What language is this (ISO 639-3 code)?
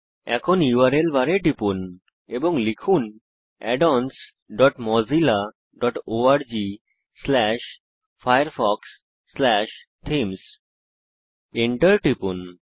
ben